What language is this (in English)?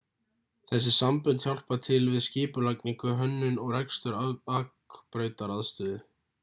Icelandic